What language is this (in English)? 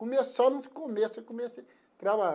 Portuguese